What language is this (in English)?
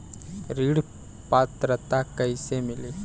Bhojpuri